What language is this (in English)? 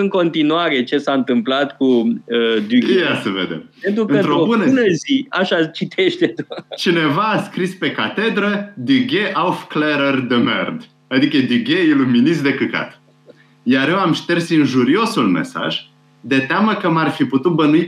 Romanian